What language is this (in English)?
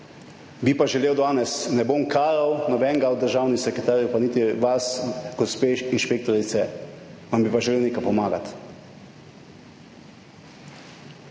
Slovenian